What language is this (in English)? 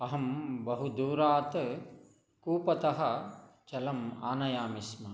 Sanskrit